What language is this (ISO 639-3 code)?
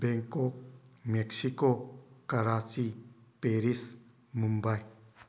mni